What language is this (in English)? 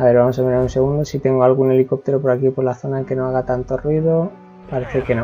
Spanish